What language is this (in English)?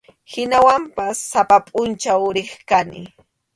Arequipa-La Unión Quechua